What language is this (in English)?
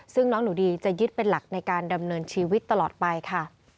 Thai